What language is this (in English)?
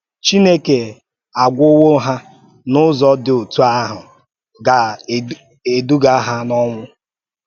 Igbo